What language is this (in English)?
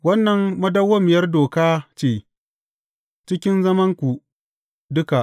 Hausa